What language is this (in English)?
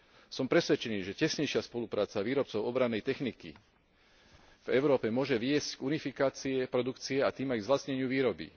Slovak